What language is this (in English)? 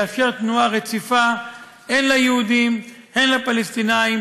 Hebrew